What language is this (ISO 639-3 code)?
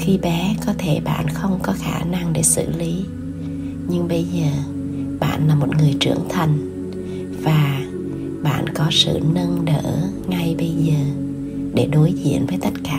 vie